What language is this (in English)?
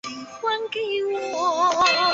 Chinese